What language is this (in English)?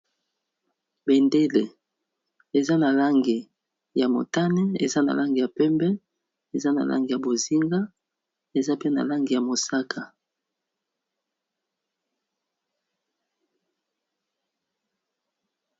Lingala